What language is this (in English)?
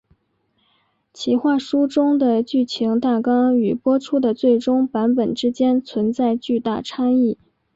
Chinese